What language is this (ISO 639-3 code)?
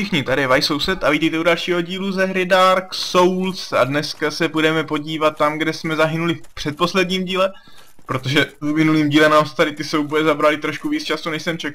ces